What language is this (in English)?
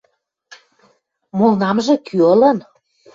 Western Mari